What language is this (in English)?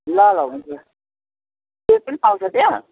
Nepali